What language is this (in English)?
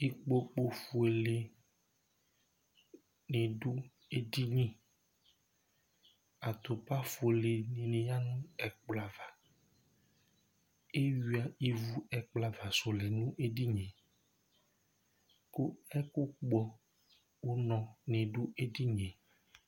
Ikposo